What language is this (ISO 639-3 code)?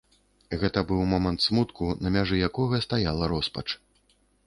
bel